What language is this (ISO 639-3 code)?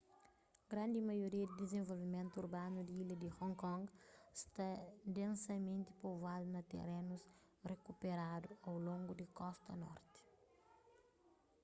kea